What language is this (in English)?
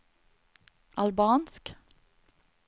Norwegian